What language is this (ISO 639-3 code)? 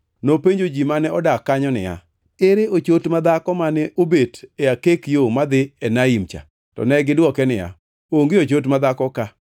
luo